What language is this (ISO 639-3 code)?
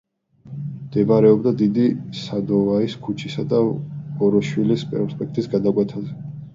kat